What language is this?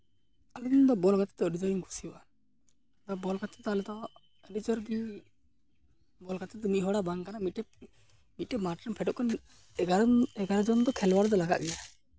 Santali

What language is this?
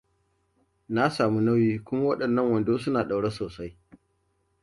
Hausa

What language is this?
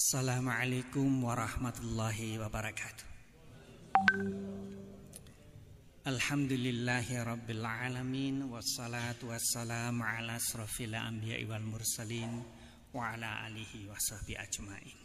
Indonesian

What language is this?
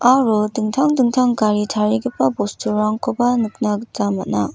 Garo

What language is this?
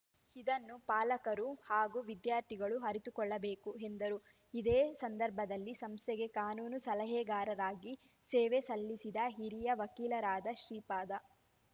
Kannada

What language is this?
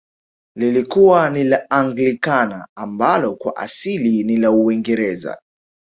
Swahili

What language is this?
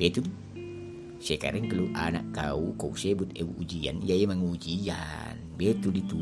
Malay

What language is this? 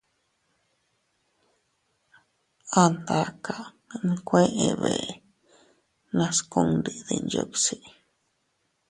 Teutila Cuicatec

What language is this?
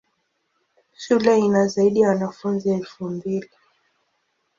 Swahili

